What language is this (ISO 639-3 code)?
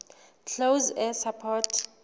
sot